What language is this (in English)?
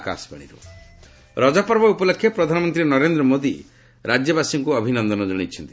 Odia